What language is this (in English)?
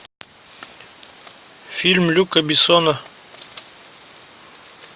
Russian